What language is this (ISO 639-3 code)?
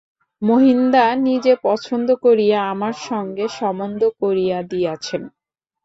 ben